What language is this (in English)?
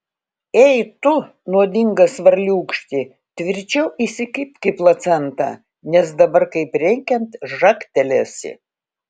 Lithuanian